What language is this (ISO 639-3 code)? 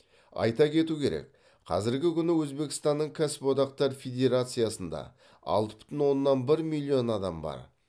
kaz